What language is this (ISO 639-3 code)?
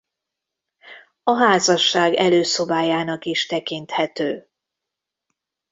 hun